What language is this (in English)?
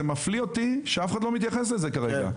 Hebrew